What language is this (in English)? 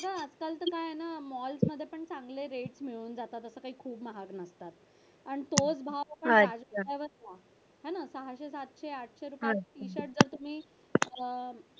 Marathi